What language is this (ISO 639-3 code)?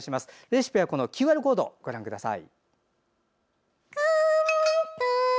jpn